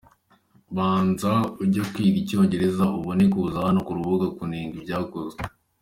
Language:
Kinyarwanda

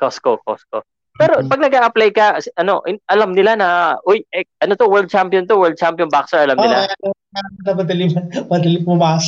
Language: Filipino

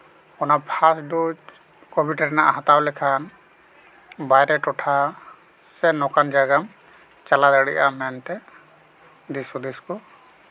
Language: Santali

